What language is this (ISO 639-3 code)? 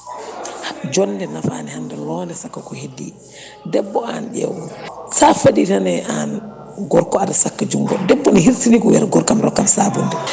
ful